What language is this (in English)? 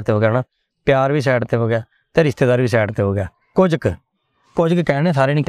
Punjabi